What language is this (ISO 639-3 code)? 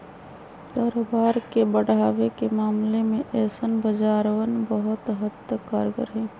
mag